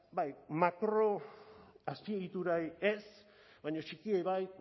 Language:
Basque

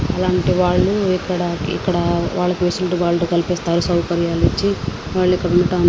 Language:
Telugu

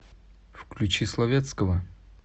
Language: Russian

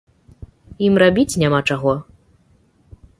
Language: Belarusian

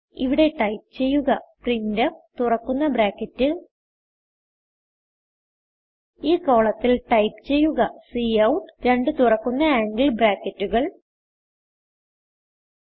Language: Malayalam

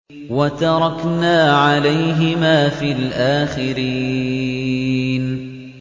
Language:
Arabic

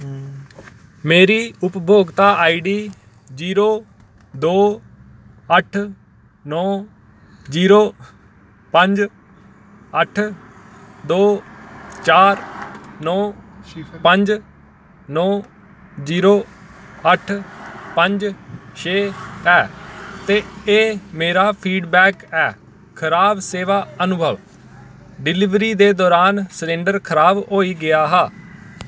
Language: Dogri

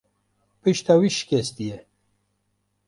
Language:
Kurdish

